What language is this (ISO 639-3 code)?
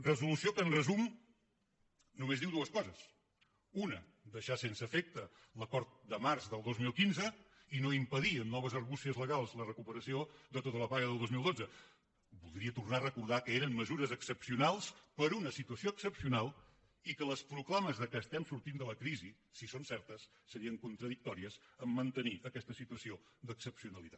cat